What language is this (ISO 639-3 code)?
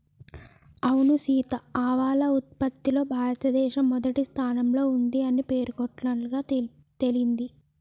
tel